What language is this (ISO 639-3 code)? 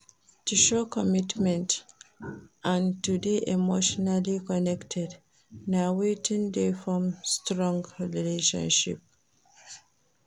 pcm